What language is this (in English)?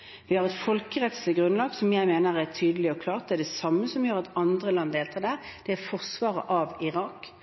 Norwegian Bokmål